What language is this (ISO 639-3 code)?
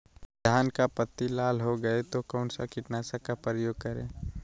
mag